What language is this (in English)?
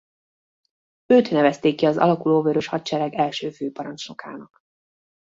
Hungarian